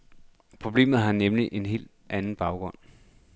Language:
Danish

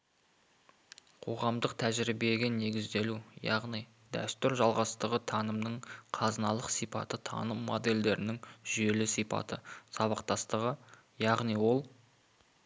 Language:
Kazakh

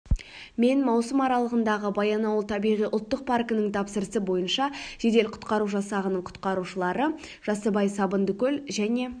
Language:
Kazakh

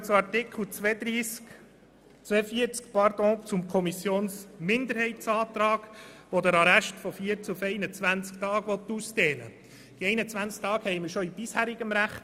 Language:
Swiss German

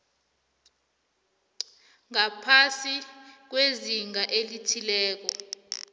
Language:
South Ndebele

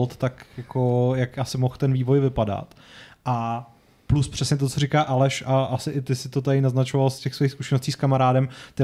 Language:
Czech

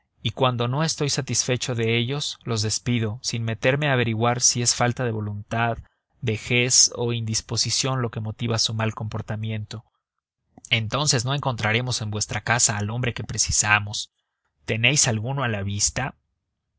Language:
Spanish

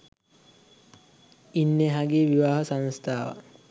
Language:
Sinhala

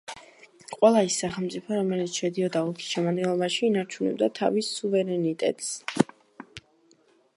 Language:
Georgian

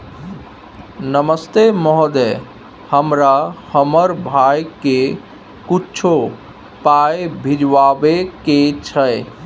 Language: Maithili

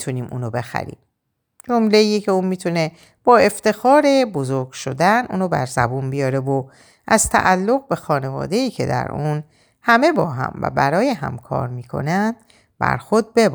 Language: Persian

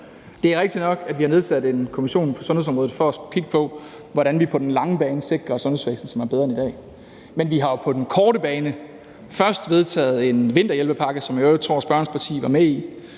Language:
Danish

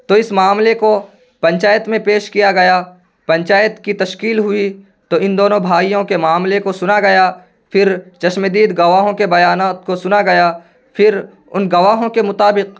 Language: Urdu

